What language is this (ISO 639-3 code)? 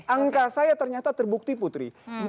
ind